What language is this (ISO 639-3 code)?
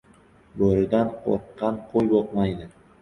uzb